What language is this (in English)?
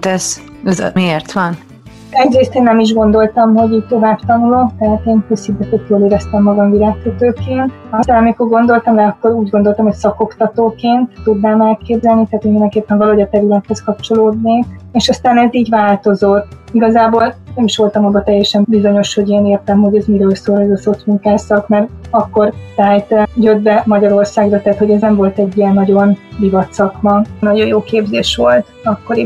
Hungarian